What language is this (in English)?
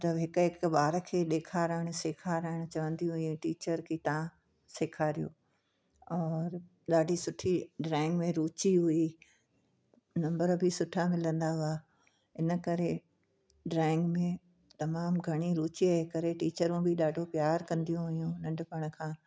Sindhi